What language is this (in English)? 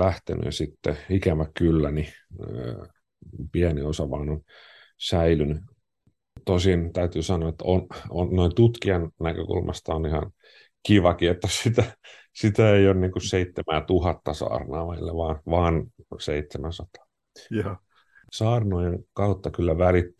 Finnish